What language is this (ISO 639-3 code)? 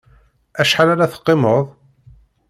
kab